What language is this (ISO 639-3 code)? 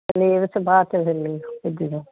pan